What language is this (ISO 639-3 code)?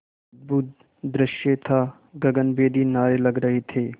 hin